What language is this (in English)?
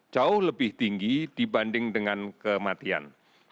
Indonesian